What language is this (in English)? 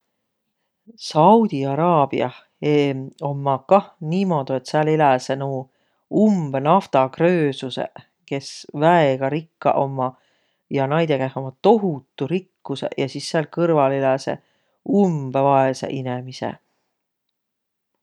Võro